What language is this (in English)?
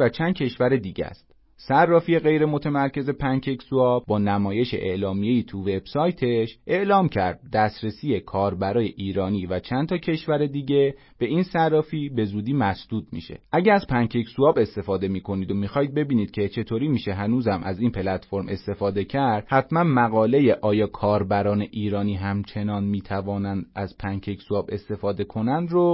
Persian